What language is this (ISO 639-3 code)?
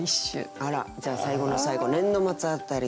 jpn